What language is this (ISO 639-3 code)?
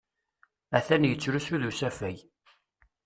kab